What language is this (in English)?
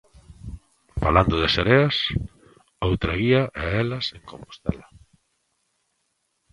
Galician